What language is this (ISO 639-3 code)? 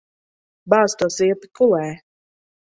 lav